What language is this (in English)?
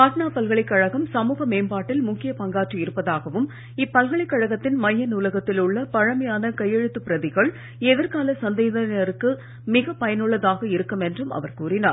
Tamil